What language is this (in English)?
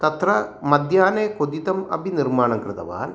Sanskrit